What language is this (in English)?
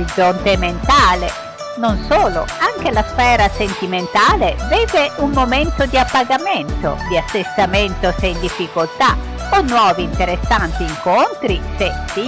Italian